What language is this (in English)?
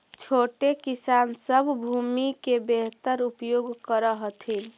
Magahi